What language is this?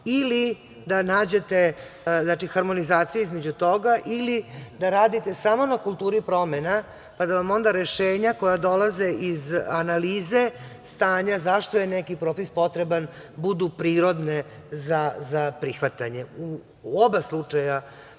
Serbian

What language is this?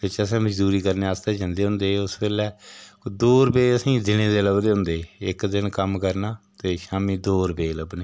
Dogri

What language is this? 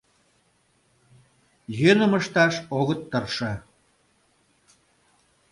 Mari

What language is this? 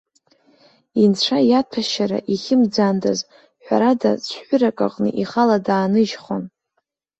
Abkhazian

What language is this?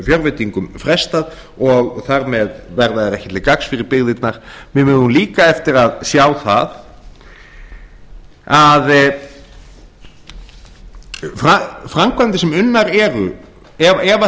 Icelandic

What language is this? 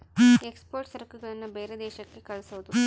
Kannada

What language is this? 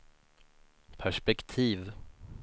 Swedish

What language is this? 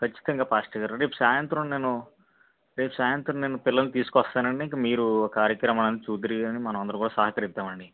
Telugu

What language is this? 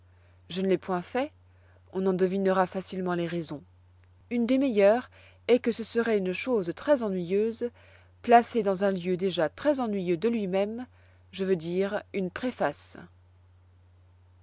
French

